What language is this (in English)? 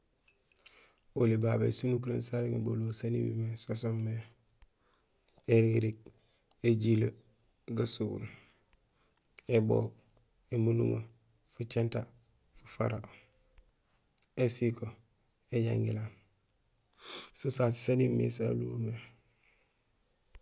Gusilay